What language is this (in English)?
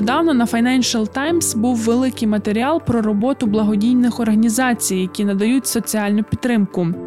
Ukrainian